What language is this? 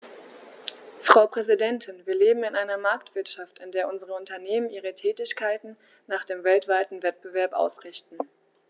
German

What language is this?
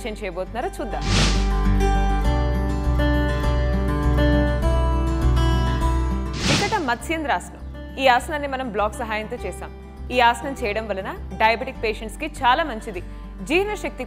Hindi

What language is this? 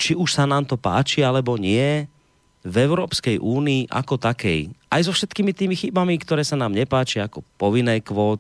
Slovak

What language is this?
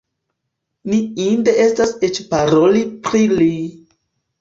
Esperanto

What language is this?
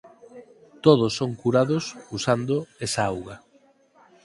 Galician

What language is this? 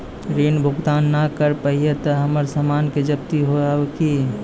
Maithili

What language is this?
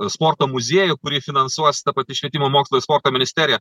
Lithuanian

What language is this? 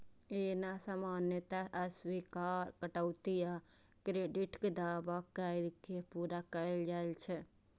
Maithili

